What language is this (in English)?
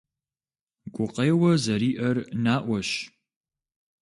Kabardian